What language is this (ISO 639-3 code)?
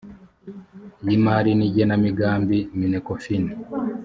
kin